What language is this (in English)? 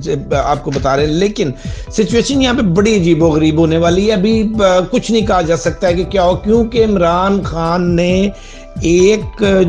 Urdu